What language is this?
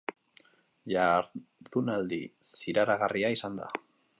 Basque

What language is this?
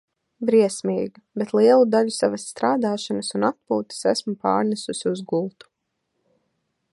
Latvian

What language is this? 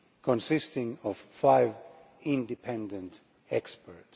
English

